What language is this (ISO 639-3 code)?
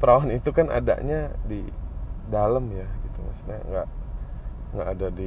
ind